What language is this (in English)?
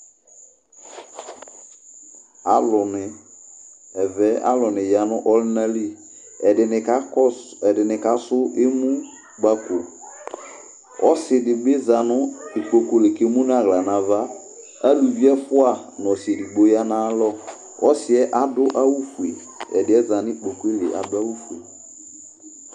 Ikposo